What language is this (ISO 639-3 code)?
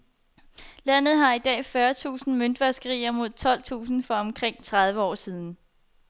dan